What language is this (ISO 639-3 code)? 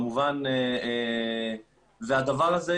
heb